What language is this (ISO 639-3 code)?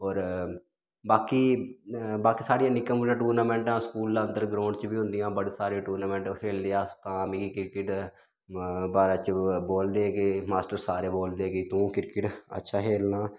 doi